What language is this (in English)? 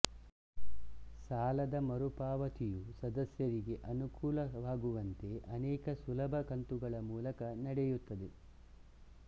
Kannada